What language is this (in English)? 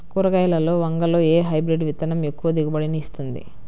Telugu